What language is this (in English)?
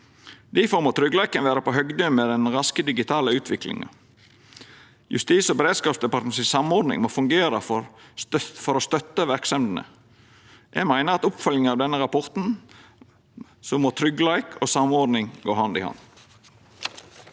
Norwegian